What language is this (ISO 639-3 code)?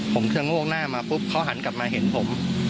tha